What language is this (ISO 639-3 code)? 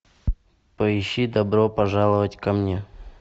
rus